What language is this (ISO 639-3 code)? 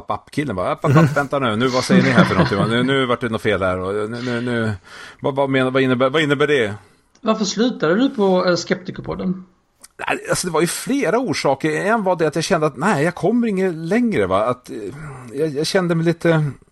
swe